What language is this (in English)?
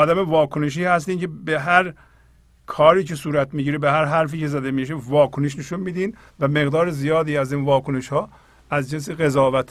Persian